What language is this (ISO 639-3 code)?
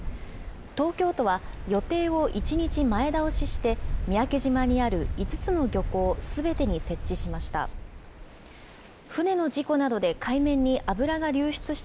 jpn